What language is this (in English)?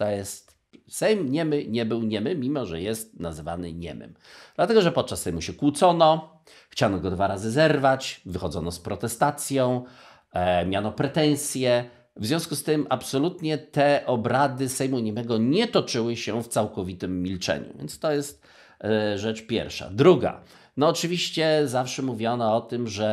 Polish